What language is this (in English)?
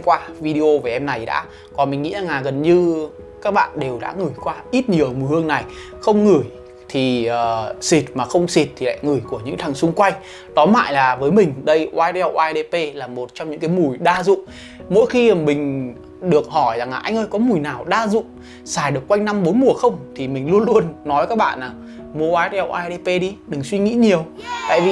Vietnamese